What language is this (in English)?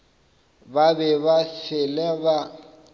Northern Sotho